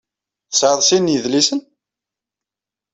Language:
Kabyle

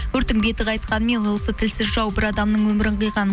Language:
Kazakh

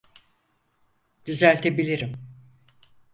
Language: Turkish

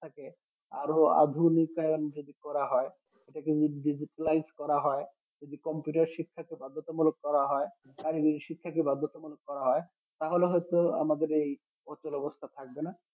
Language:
Bangla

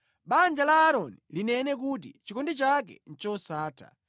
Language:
Nyanja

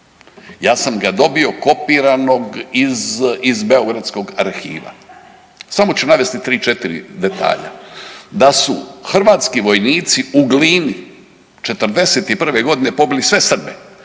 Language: Croatian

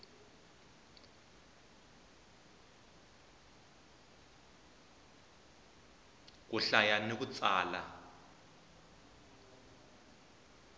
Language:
Tsonga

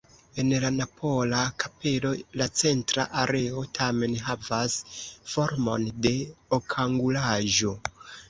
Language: Esperanto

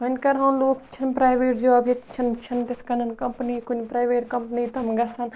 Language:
Kashmiri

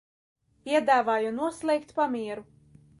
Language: Latvian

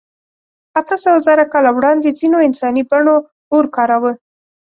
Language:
Pashto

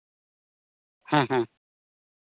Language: Santali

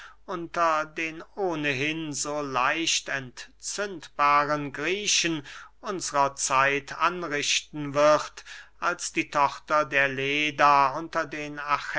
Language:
German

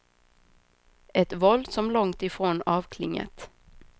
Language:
Swedish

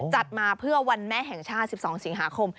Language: Thai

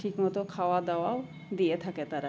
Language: Bangla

